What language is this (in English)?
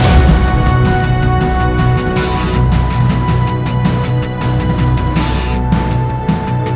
Indonesian